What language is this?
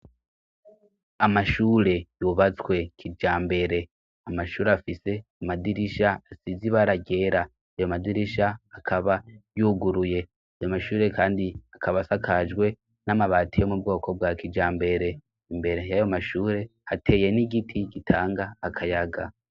Rundi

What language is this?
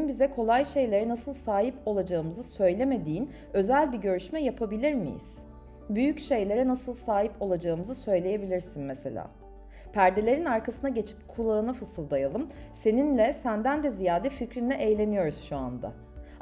Turkish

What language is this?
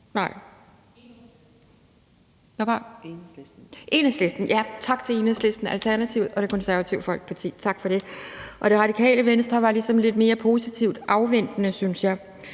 Danish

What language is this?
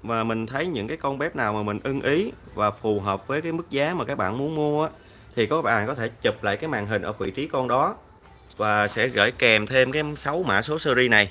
Vietnamese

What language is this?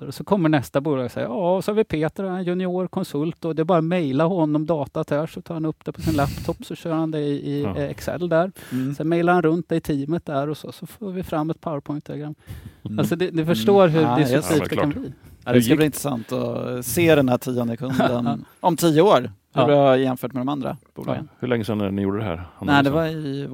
Swedish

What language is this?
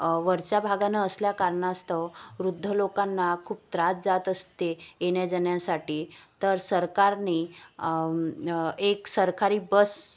Marathi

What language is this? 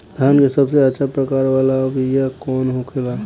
Bhojpuri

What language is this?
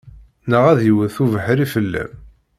Kabyle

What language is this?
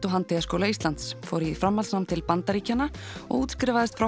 Icelandic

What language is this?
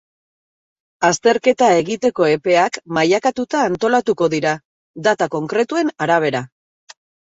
Basque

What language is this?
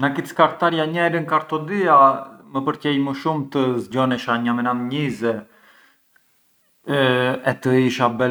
Arbëreshë Albanian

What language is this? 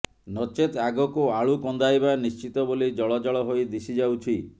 Odia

